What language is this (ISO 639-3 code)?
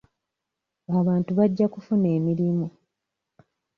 lug